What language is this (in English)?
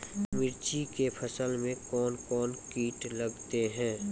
Maithili